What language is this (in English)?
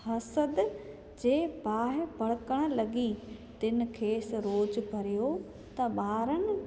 Sindhi